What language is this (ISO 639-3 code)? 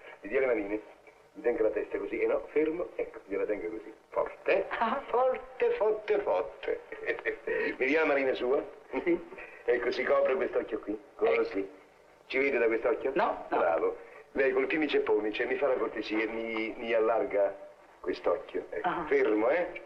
ita